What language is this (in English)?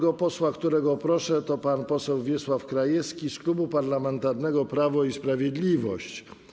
Polish